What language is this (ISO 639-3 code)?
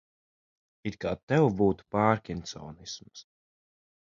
lav